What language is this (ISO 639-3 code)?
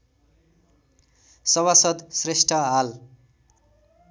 nep